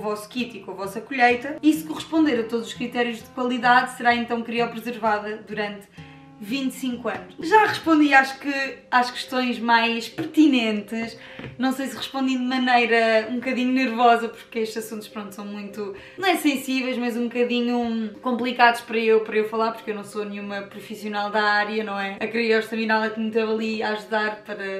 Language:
Portuguese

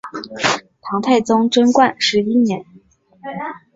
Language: Chinese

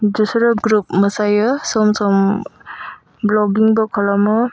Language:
Bodo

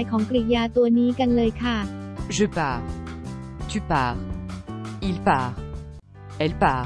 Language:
Thai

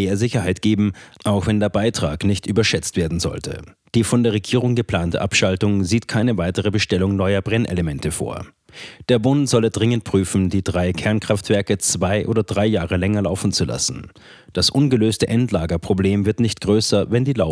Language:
German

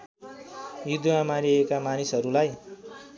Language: Nepali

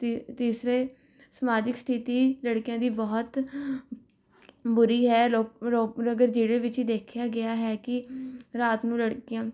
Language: Punjabi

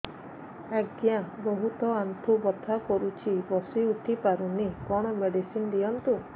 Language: Odia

